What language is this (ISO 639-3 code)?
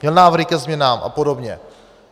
ces